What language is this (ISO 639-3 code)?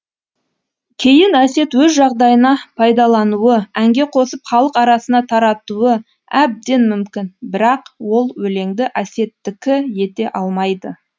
kaz